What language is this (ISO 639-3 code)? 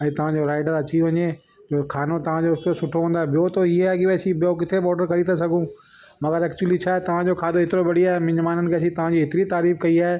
snd